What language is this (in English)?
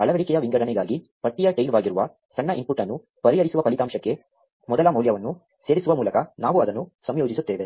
Kannada